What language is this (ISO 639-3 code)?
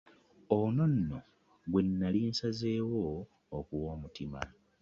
lug